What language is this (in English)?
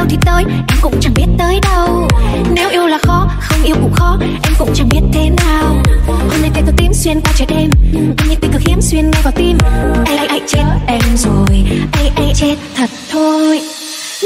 Vietnamese